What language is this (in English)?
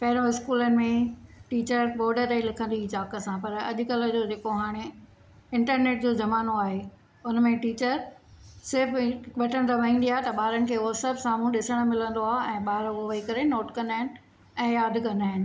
Sindhi